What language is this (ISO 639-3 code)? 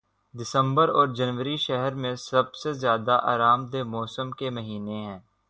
urd